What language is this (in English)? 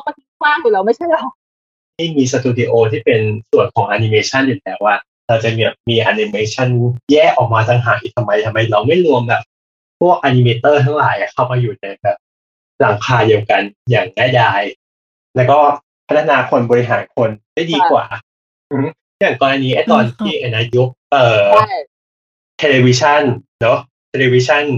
Thai